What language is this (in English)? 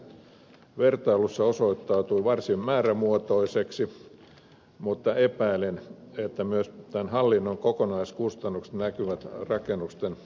Finnish